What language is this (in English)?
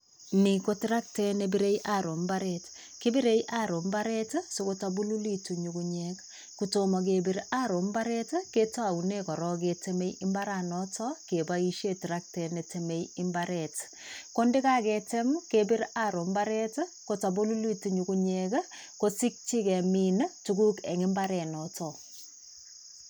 Kalenjin